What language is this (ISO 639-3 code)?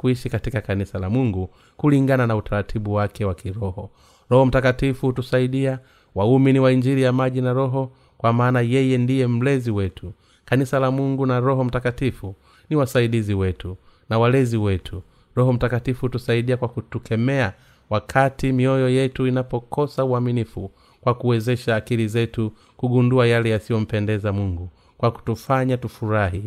swa